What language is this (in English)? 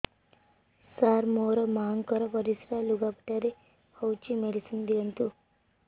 Odia